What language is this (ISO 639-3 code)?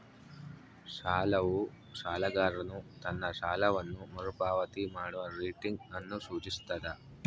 kan